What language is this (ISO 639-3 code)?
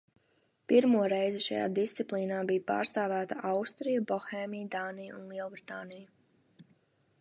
lav